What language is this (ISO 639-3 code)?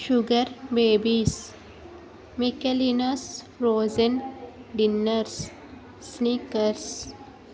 tel